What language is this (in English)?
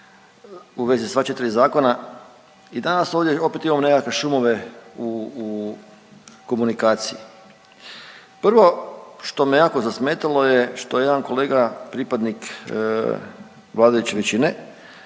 Croatian